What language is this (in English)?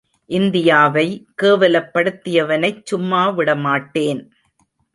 Tamil